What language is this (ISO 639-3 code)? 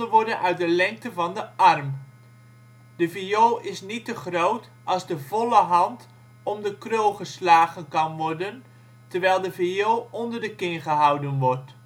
nld